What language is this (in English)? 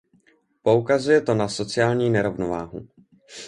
Czech